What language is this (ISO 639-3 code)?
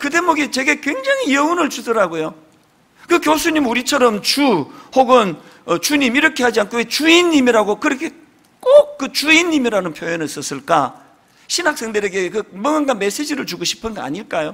kor